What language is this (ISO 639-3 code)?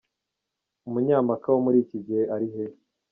kin